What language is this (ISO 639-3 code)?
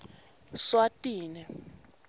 ssw